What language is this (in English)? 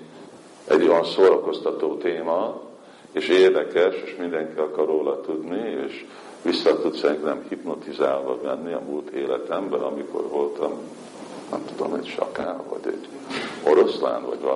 Hungarian